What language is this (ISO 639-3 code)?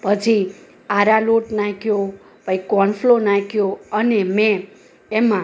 guj